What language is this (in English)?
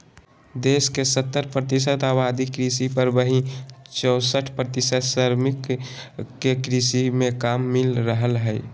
Magahi